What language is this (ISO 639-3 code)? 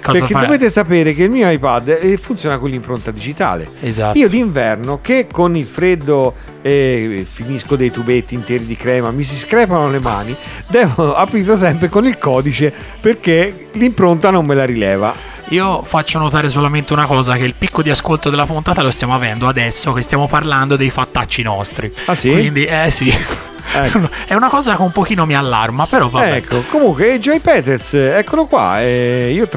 ita